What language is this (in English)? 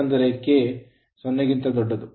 Kannada